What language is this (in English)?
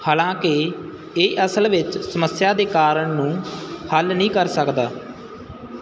Punjabi